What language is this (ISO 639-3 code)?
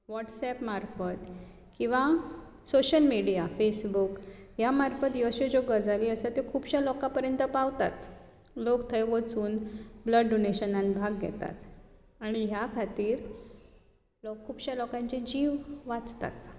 kok